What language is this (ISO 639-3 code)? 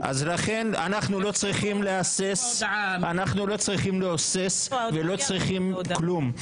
heb